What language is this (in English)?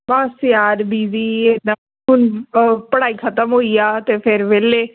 Punjabi